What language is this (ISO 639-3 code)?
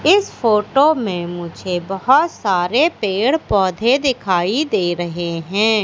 hin